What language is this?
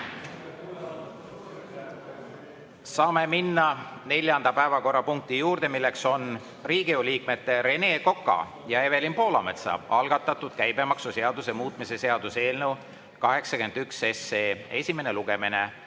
Estonian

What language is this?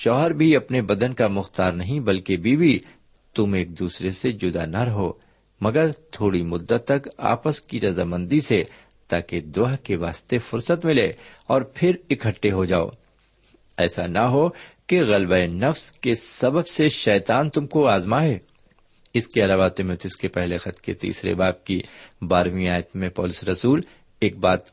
Urdu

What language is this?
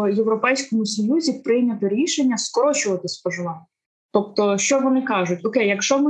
Ukrainian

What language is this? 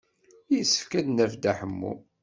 Kabyle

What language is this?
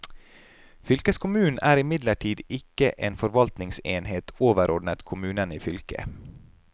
Norwegian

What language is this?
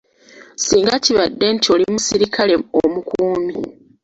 Ganda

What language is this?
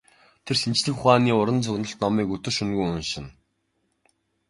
Mongolian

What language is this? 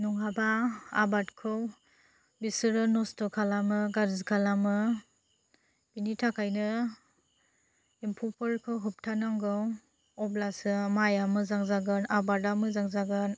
Bodo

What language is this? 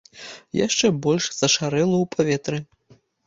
Belarusian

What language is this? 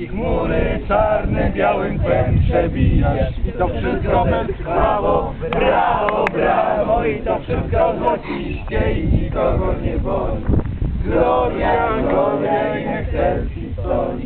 Polish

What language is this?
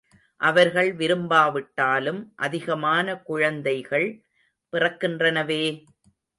Tamil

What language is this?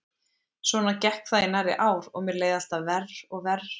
Icelandic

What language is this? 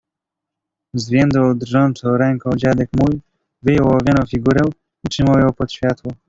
Polish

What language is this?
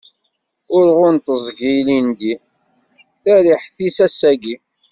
Kabyle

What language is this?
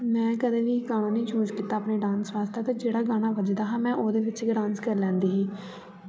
Dogri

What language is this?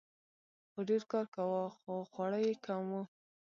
Pashto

